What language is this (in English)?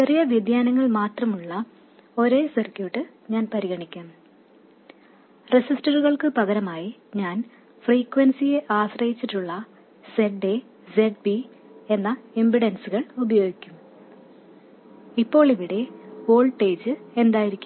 Malayalam